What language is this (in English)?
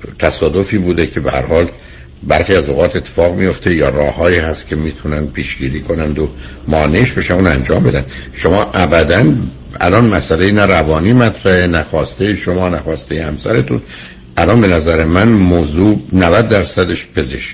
Persian